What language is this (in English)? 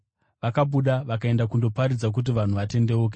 Shona